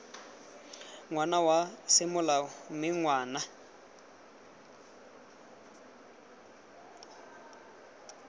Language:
Tswana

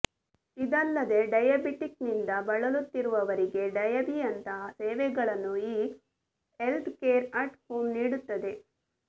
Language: Kannada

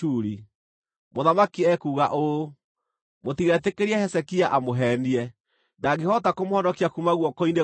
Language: Kikuyu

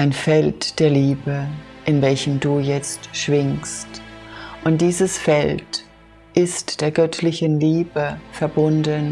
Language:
German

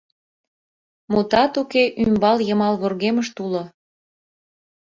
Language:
Mari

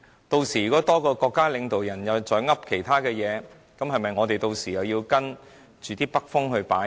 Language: Cantonese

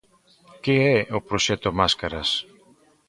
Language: Galician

